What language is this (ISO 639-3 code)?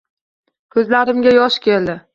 uzb